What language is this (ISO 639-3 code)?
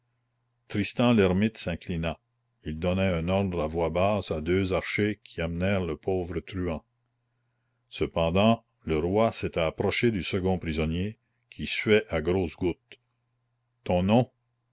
fra